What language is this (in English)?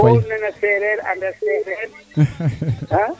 Serer